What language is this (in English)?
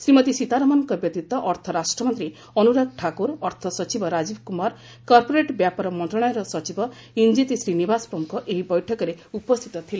Odia